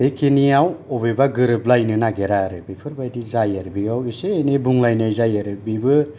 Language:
Bodo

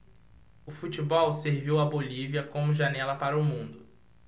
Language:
Portuguese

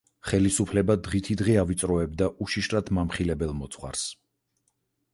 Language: Georgian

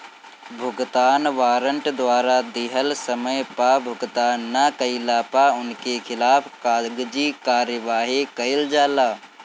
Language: Bhojpuri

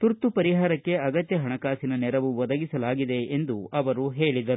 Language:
Kannada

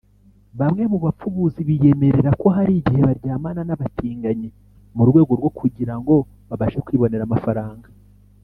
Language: Kinyarwanda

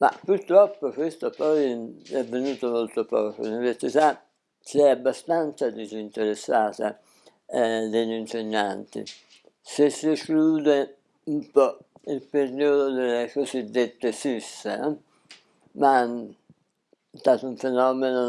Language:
Italian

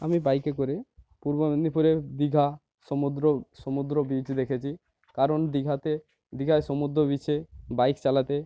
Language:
Bangla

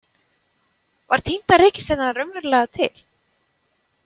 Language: Icelandic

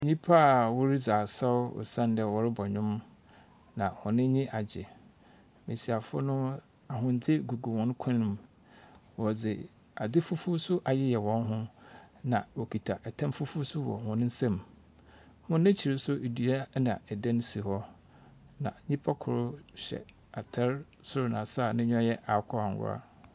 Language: Akan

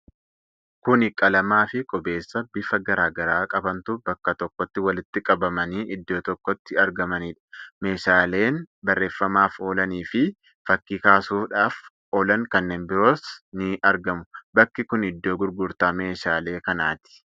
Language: Oromo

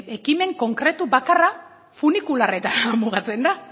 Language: Basque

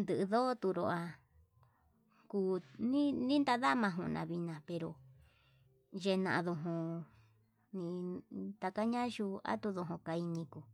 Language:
Yutanduchi Mixtec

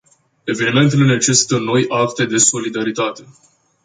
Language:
Romanian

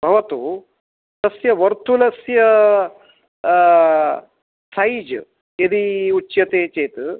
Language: Sanskrit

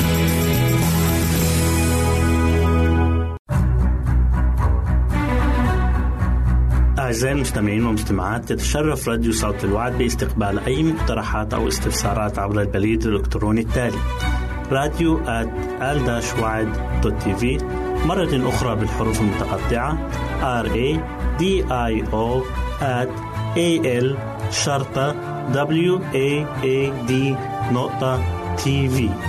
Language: Arabic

